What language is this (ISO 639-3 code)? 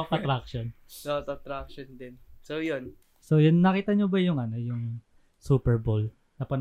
fil